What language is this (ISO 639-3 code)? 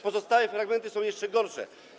pol